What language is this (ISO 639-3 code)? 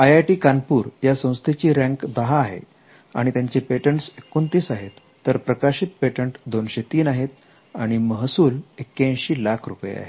mar